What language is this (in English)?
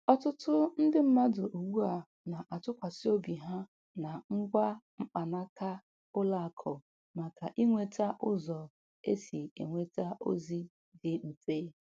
Igbo